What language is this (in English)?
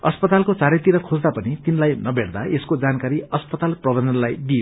Nepali